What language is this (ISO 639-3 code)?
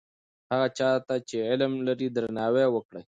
pus